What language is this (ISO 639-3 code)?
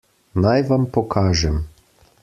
slv